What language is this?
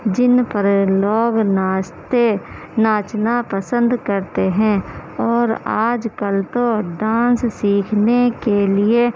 Urdu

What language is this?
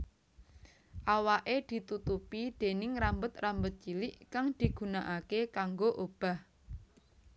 Javanese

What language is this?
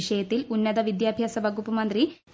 Malayalam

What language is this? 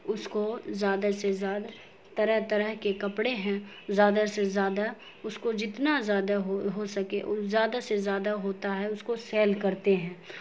Urdu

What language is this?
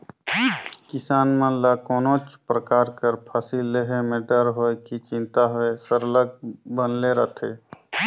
Chhattisgarhi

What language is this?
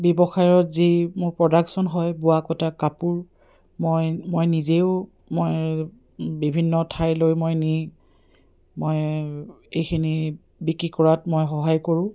Assamese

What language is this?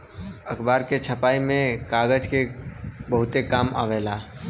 Bhojpuri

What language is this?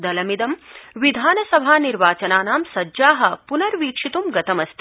Sanskrit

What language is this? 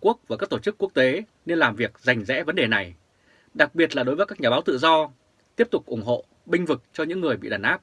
Vietnamese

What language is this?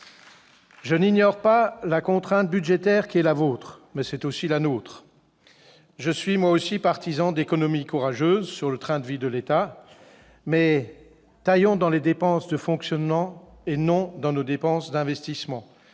French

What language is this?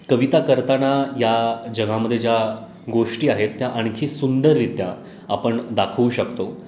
Marathi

